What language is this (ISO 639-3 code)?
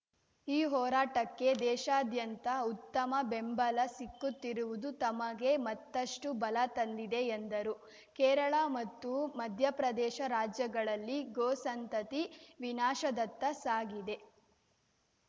kan